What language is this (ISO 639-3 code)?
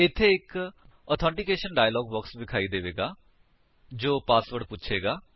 pan